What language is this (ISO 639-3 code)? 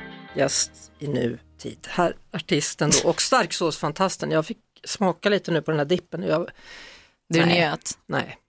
swe